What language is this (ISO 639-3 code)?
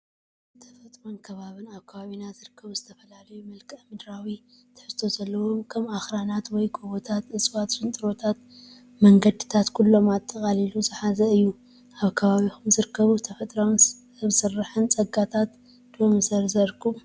tir